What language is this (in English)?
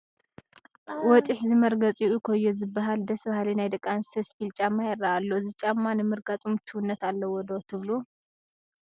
Tigrinya